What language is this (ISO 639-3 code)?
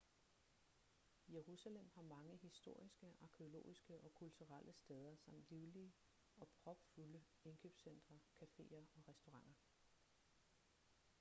dan